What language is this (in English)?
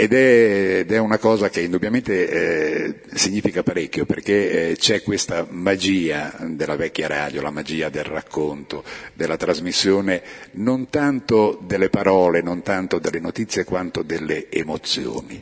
Italian